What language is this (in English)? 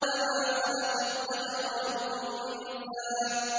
Arabic